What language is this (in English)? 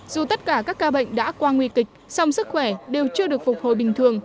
Vietnamese